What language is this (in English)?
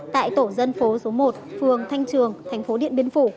Vietnamese